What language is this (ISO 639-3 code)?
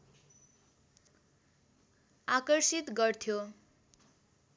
nep